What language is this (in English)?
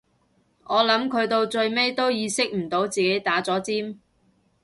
Cantonese